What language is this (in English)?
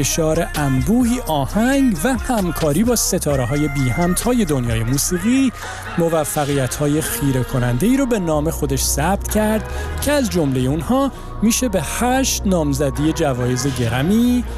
Persian